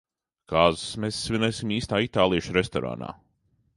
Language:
Latvian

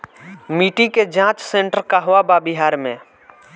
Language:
Bhojpuri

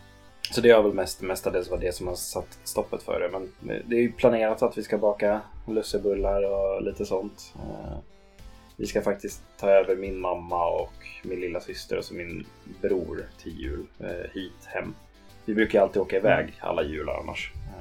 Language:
Swedish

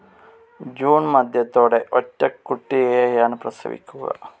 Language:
Malayalam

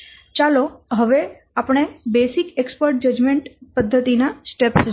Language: Gujarati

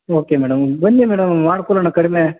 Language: Kannada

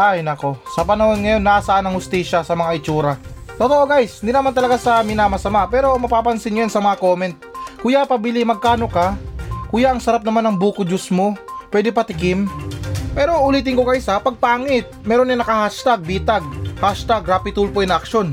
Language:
Filipino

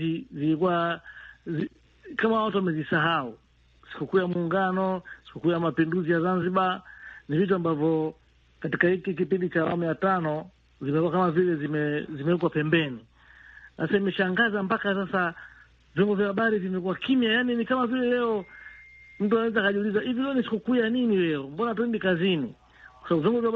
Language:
Swahili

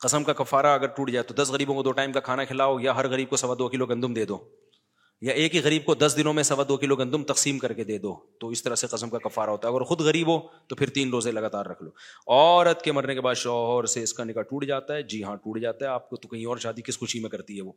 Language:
Urdu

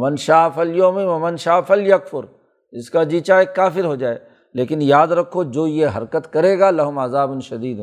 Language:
Urdu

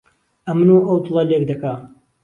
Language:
Central Kurdish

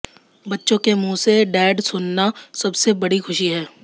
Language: Hindi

